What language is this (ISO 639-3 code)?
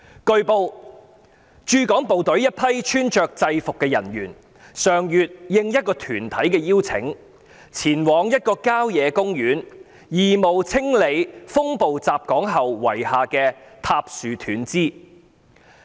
yue